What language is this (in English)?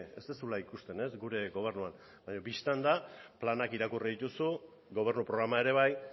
Basque